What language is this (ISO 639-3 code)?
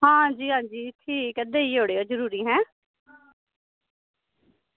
doi